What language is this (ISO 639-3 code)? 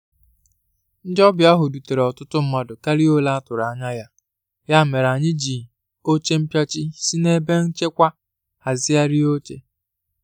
ibo